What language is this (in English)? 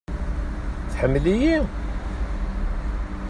Kabyle